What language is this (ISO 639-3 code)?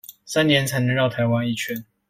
zho